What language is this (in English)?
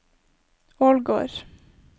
Norwegian